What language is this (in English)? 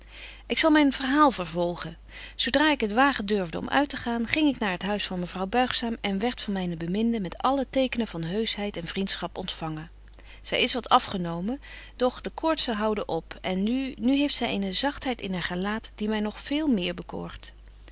Dutch